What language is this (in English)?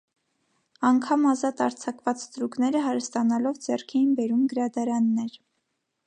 Armenian